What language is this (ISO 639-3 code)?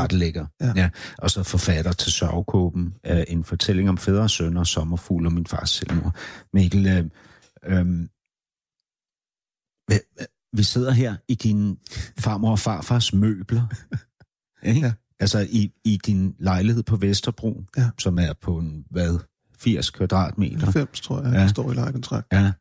dan